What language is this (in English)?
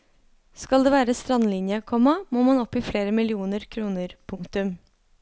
Norwegian